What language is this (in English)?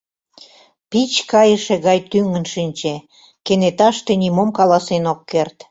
Mari